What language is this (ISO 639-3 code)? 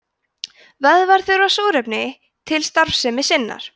isl